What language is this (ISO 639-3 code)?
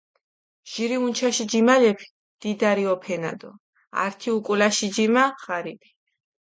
xmf